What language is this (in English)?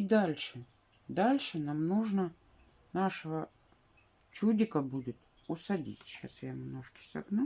Russian